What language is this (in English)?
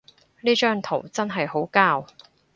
Cantonese